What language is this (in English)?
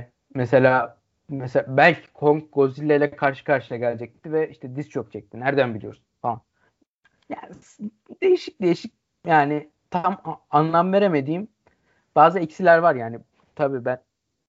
Turkish